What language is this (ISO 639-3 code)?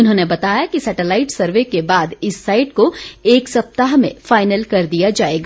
hin